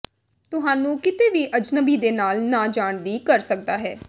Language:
Punjabi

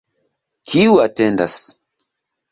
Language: Esperanto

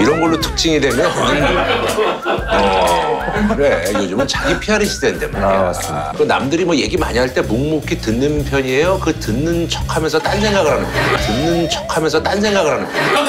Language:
Korean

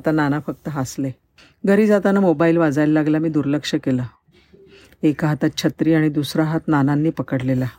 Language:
Marathi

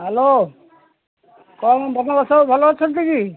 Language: Odia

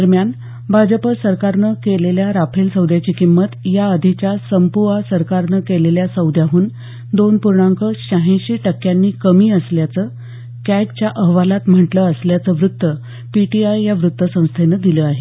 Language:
Marathi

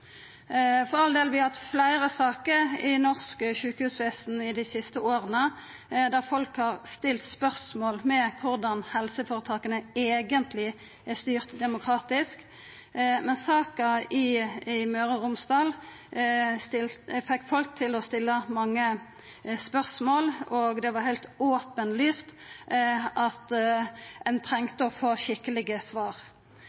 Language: Norwegian Nynorsk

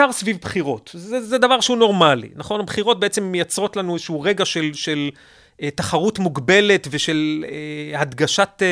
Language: Hebrew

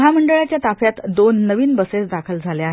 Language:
Marathi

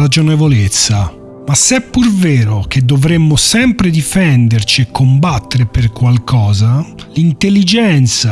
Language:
Italian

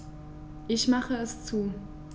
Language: German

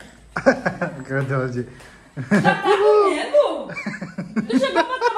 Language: Portuguese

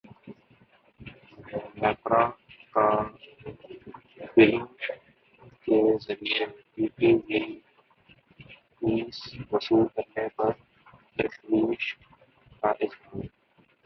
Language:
Urdu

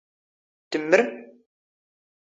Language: Standard Moroccan Tamazight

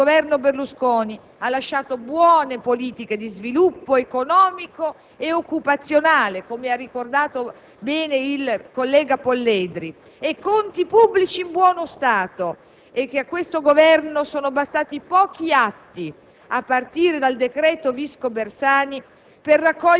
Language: Italian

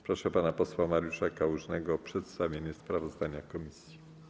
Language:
Polish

